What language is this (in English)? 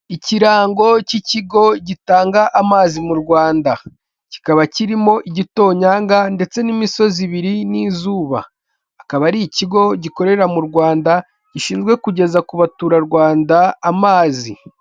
Kinyarwanda